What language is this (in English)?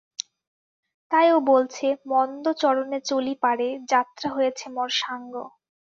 Bangla